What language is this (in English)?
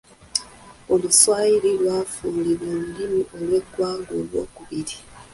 Ganda